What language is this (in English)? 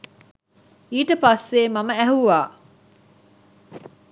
Sinhala